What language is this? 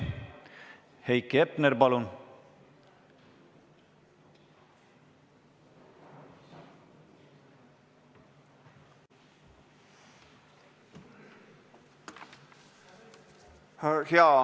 Estonian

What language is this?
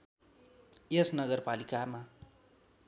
Nepali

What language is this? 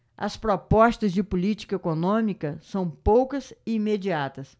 Portuguese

